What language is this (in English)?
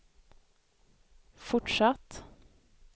Swedish